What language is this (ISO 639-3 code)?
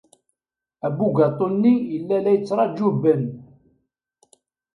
kab